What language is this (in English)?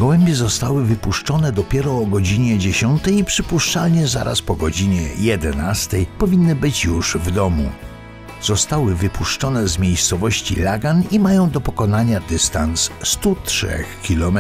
Polish